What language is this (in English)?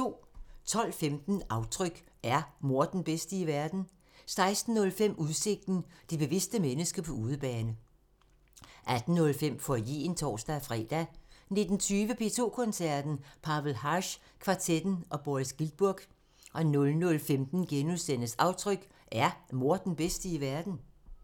Danish